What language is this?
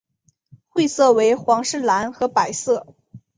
Chinese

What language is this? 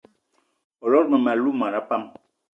Eton (Cameroon)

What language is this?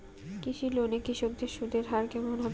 Bangla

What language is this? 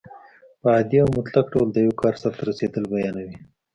Pashto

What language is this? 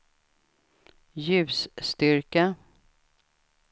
Swedish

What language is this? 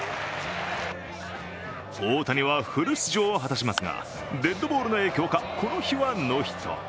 Japanese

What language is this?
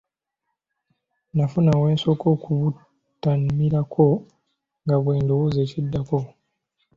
Ganda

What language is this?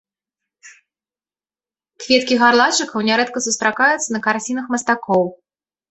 Belarusian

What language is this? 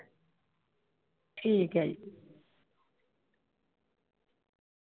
Punjabi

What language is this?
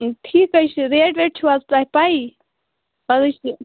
Kashmiri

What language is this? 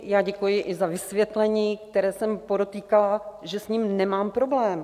Czech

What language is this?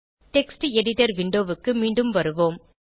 Tamil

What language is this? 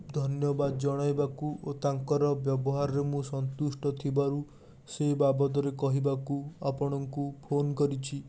Odia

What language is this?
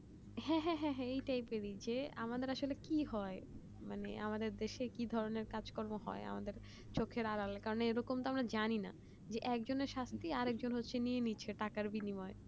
Bangla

